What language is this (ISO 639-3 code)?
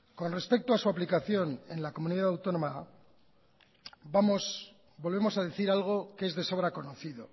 spa